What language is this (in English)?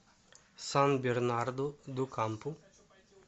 Russian